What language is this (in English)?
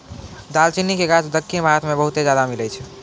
Maithili